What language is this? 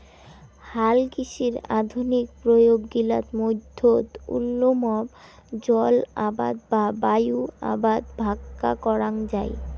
Bangla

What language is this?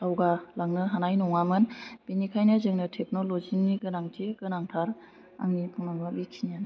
Bodo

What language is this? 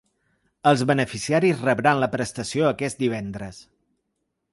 Catalan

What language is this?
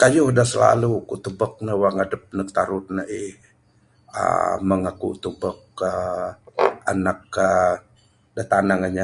Bukar-Sadung Bidayuh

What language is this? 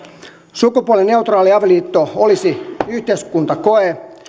Finnish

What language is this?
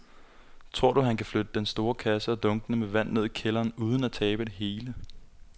Danish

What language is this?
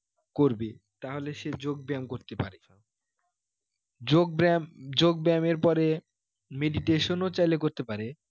Bangla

